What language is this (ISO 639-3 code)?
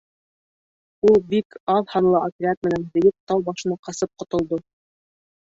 bak